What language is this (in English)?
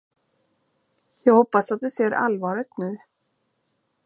Swedish